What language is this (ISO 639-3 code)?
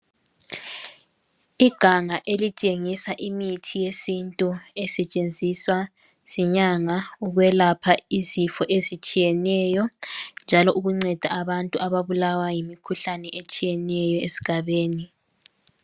nde